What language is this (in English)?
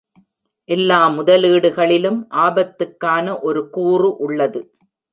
Tamil